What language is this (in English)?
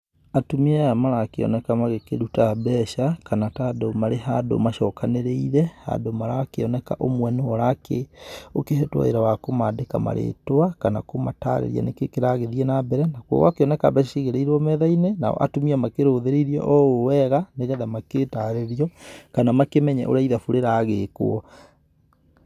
Kikuyu